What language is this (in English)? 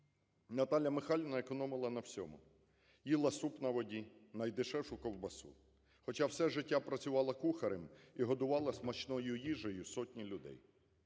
Ukrainian